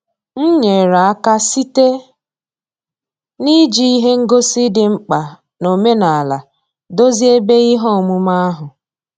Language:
Igbo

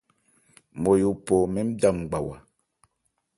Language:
Ebrié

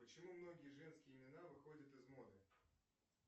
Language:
Russian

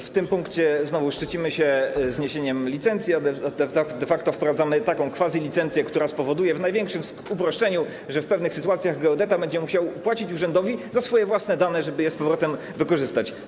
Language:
Polish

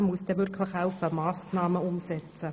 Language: Swiss German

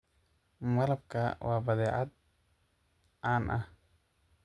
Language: Somali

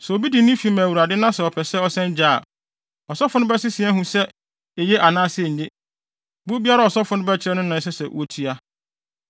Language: Akan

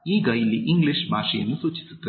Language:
Kannada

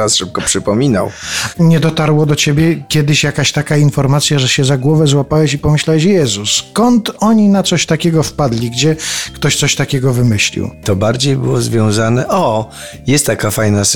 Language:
Polish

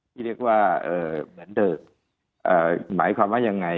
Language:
Thai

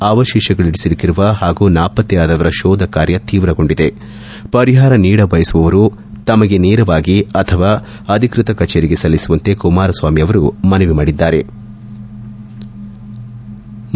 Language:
Kannada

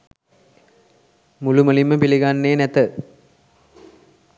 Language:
Sinhala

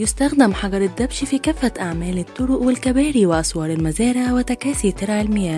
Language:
Arabic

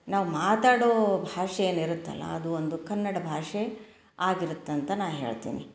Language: Kannada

